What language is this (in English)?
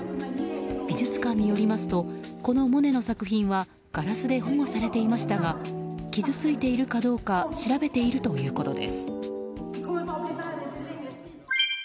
Japanese